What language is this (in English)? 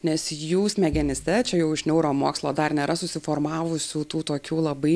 Lithuanian